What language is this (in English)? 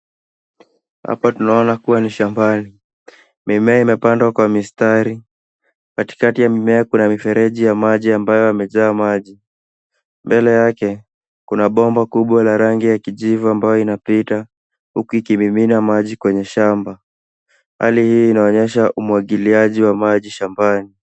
Swahili